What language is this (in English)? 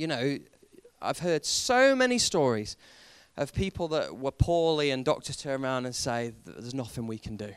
English